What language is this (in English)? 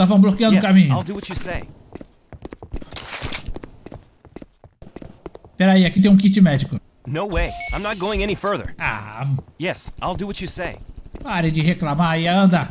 Portuguese